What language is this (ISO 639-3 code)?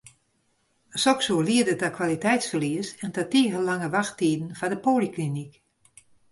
fry